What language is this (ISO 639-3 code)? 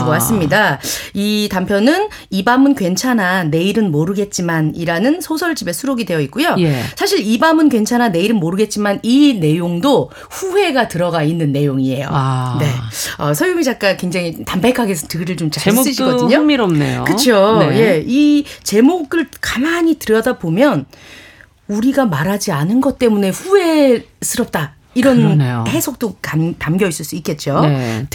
kor